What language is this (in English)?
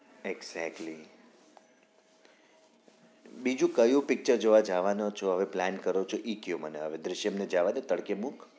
Gujarati